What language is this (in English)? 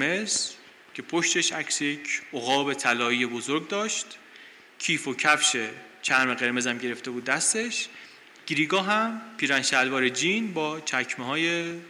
Persian